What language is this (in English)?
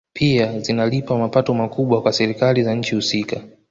Swahili